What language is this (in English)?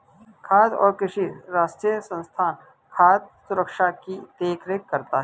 Hindi